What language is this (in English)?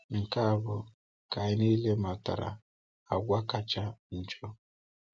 Igbo